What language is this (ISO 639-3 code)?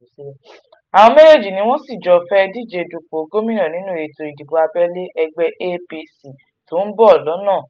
yor